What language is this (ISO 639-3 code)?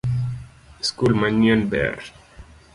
luo